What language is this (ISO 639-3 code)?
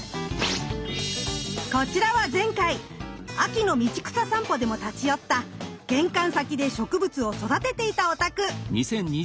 jpn